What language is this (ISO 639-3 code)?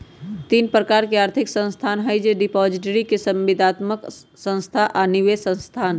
mag